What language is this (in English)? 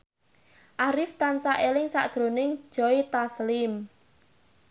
Javanese